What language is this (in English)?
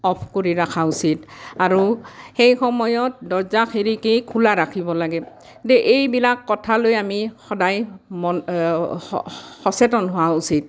Assamese